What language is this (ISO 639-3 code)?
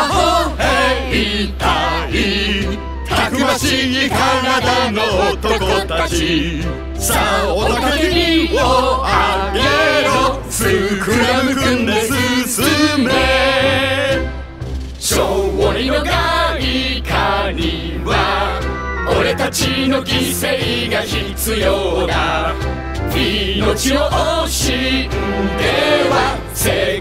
kor